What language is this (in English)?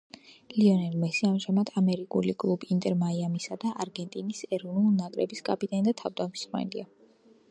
Georgian